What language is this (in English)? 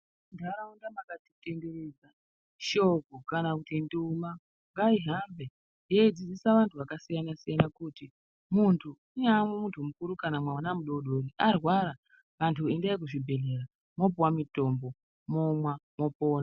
Ndau